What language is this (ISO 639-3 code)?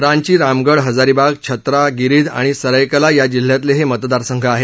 mar